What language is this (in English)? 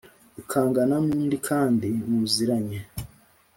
Kinyarwanda